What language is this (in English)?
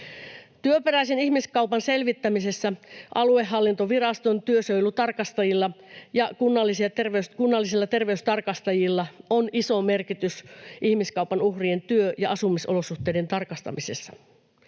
Finnish